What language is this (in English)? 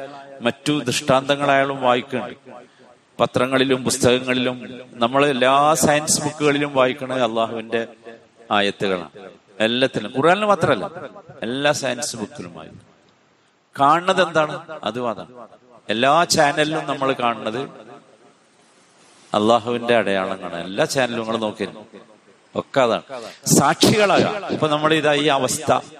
Malayalam